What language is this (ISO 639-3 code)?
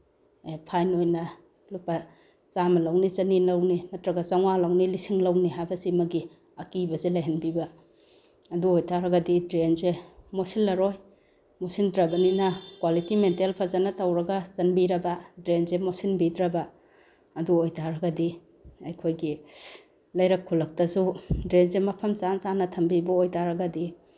mni